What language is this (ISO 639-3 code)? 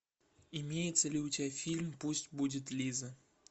rus